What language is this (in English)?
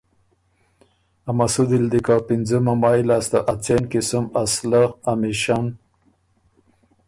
Ormuri